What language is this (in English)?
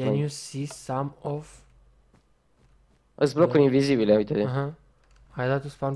Romanian